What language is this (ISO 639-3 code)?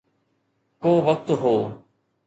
snd